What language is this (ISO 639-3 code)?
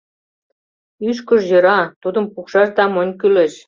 chm